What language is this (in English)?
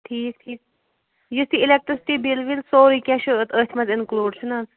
Kashmiri